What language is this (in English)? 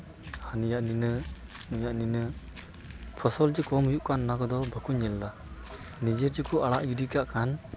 Santali